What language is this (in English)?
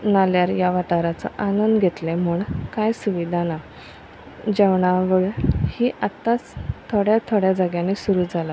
Konkani